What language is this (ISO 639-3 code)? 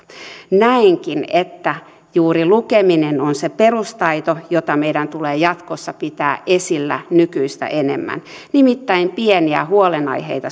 fin